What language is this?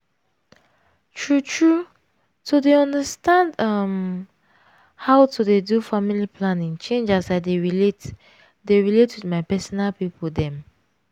Nigerian Pidgin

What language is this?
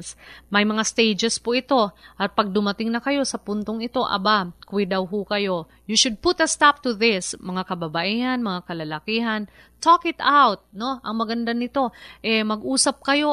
Filipino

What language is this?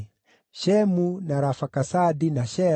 Kikuyu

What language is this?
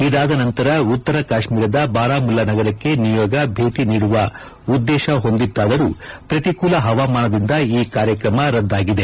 Kannada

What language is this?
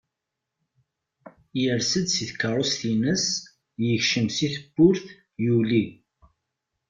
Kabyle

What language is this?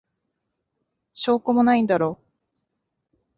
Japanese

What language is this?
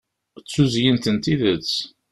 Kabyle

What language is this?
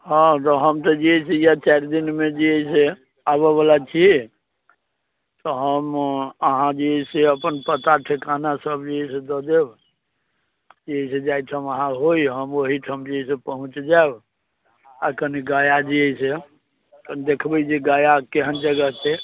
Maithili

